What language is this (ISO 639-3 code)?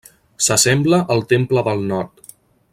cat